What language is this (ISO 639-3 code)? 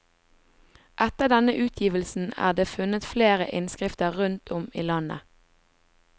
nor